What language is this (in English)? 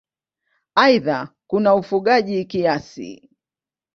Swahili